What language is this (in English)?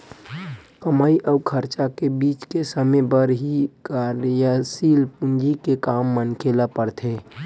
Chhattisgarhi